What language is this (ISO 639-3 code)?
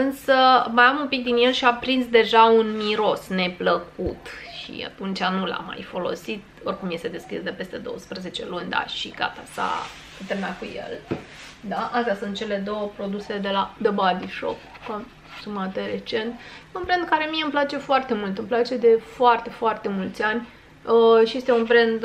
ron